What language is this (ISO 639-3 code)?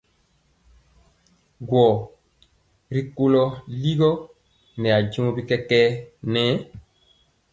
mcx